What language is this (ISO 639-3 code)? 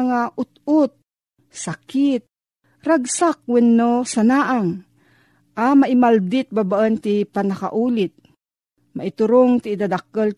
fil